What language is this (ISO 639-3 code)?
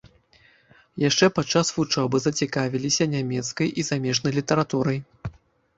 bel